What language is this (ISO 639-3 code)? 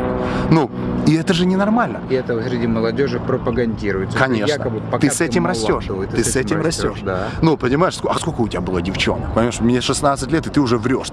rus